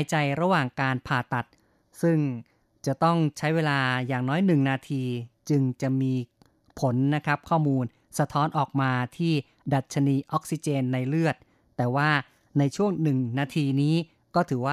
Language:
Thai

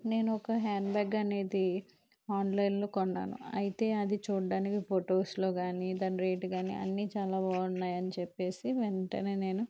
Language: Telugu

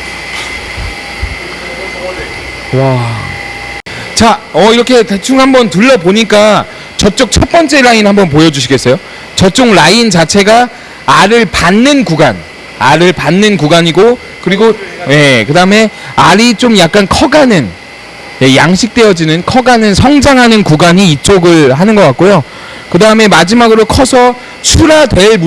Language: Korean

